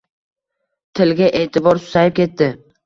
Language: Uzbek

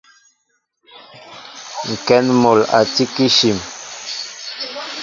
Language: Mbo (Cameroon)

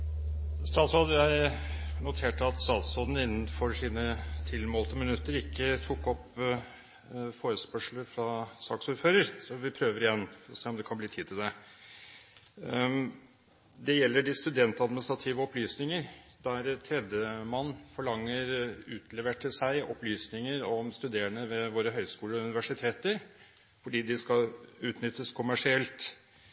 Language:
Norwegian Bokmål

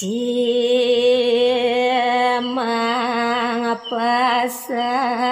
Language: Indonesian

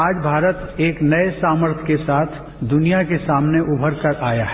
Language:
Hindi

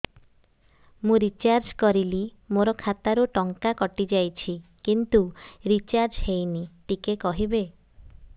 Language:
Odia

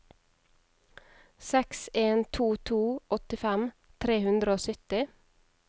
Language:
Norwegian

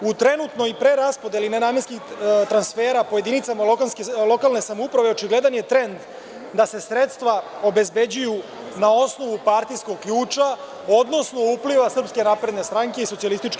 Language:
Serbian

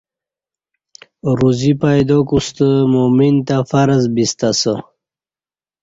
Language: Kati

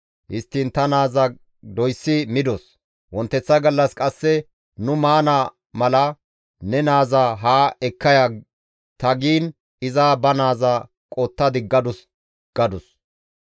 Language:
Gamo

